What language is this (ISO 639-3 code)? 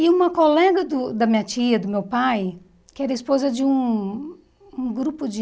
por